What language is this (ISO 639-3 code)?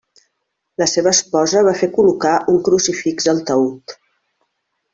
cat